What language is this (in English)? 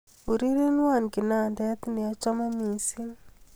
Kalenjin